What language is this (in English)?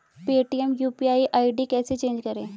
Hindi